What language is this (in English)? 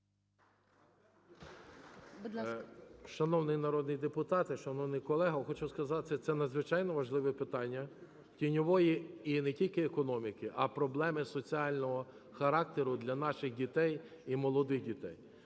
Ukrainian